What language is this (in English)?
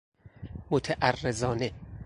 Persian